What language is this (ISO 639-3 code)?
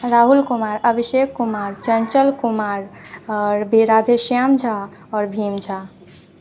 mai